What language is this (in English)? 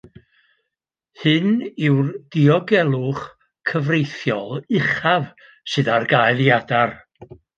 Welsh